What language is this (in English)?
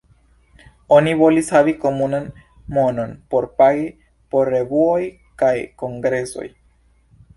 Esperanto